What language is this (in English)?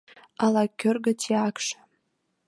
Mari